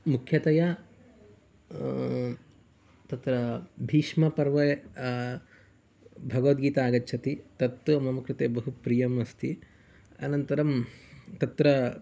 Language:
Sanskrit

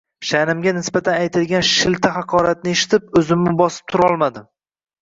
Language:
Uzbek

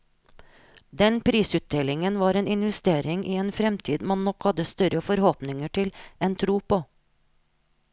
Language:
Norwegian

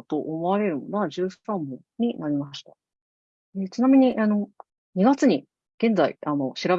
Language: Japanese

